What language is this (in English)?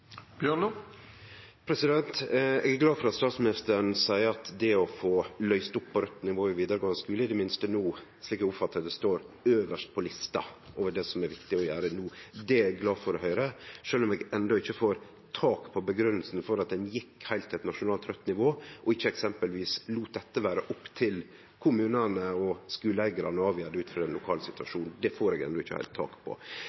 Norwegian Nynorsk